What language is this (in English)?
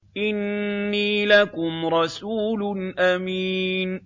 Arabic